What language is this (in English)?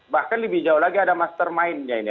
Indonesian